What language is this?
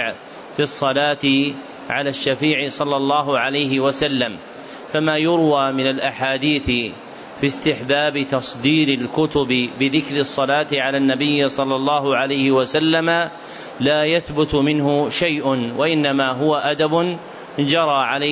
Arabic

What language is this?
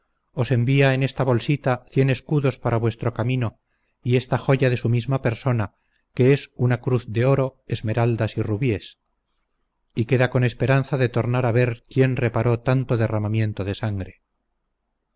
Spanish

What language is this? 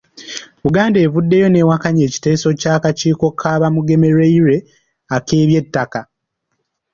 Ganda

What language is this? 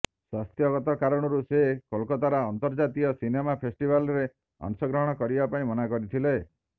Odia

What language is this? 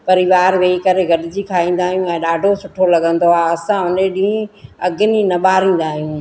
Sindhi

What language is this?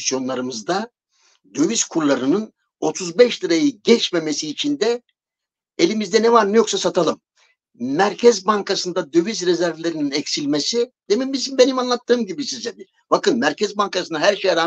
Turkish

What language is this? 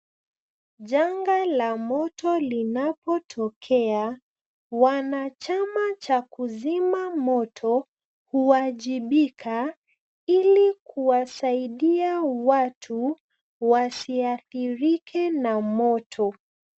Swahili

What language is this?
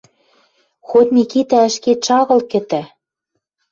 Western Mari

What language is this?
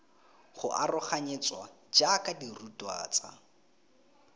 Tswana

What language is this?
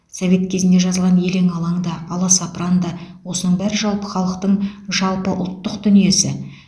Kazakh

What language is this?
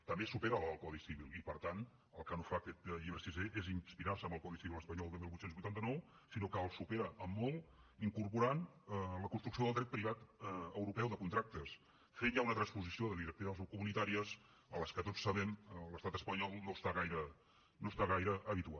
Catalan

